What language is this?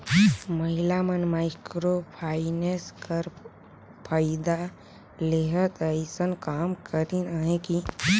Chhattisgarhi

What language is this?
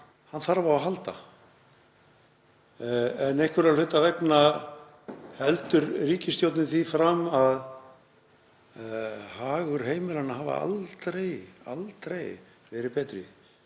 Icelandic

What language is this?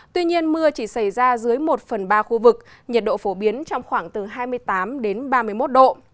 Vietnamese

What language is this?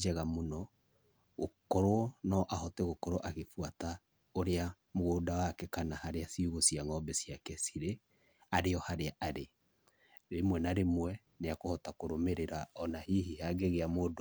Kikuyu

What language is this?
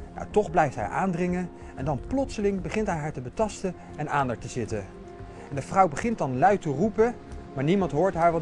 Dutch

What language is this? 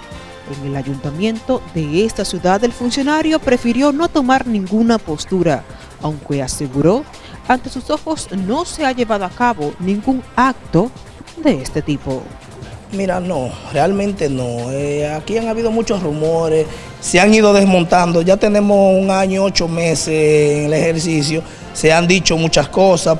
Spanish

